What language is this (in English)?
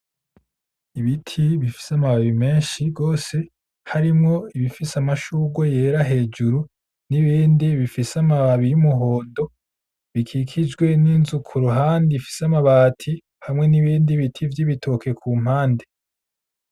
Rundi